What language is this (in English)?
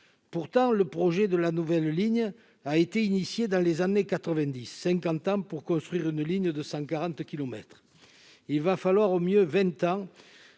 French